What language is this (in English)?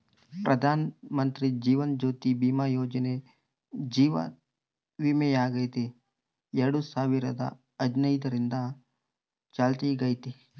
Kannada